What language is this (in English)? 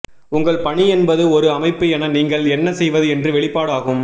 Tamil